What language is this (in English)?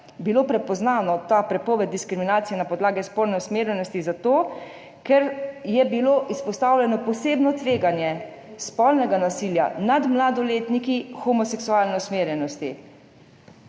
Slovenian